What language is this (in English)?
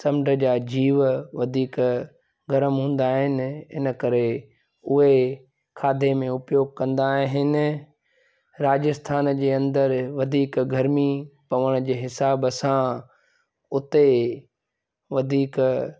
Sindhi